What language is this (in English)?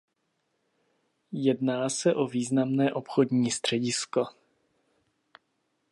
Czech